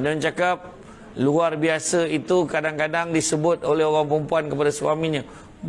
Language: Malay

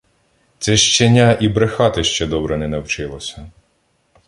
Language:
Ukrainian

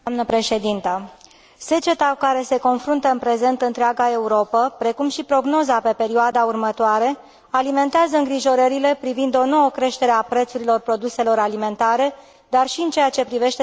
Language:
Romanian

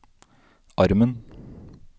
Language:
Norwegian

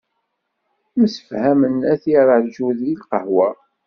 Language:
Kabyle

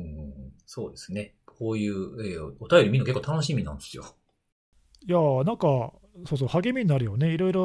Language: Japanese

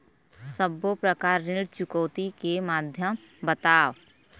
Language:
Chhattisgarhi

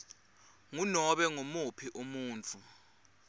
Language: Swati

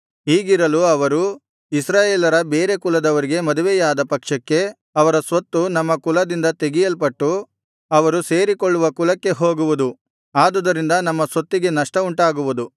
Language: Kannada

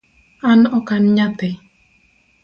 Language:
Luo (Kenya and Tanzania)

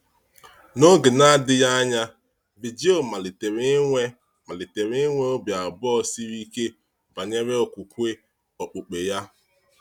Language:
Igbo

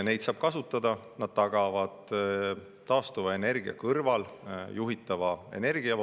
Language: Estonian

